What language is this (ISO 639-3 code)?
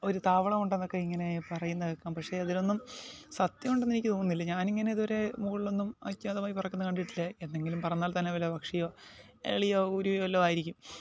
mal